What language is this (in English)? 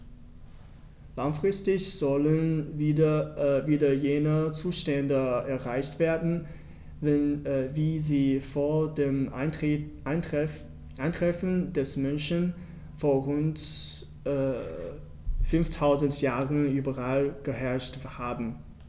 German